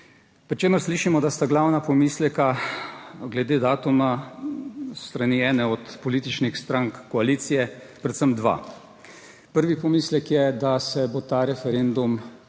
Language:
Slovenian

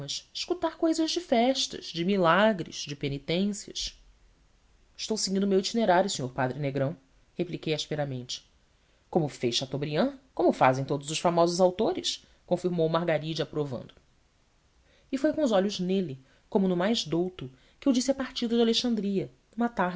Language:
Portuguese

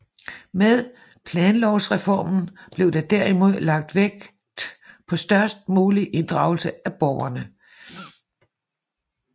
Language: Danish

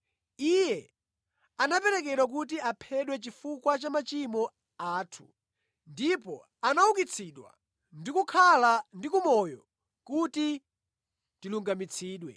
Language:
Nyanja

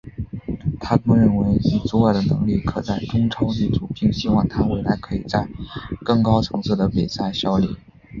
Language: Chinese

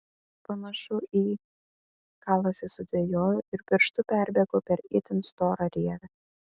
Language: Lithuanian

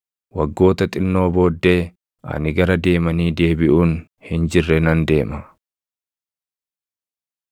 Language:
Oromo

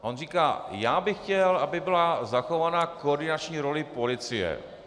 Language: Czech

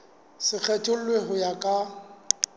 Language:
Southern Sotho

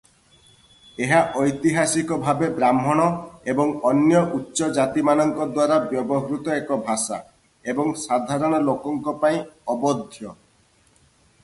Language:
Odia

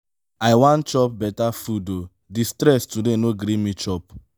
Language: Nigerian Pidgin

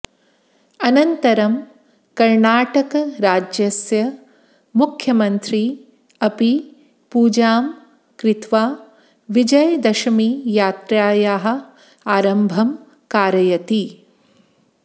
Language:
Sanskrit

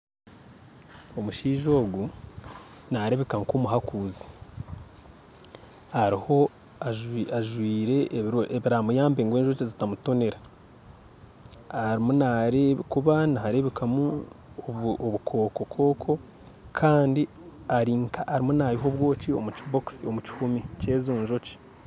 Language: Nyankole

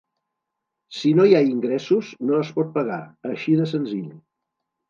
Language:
Catalan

